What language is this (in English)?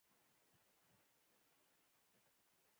Pashto